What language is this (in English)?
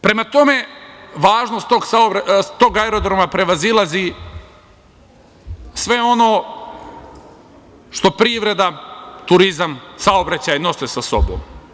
Serbian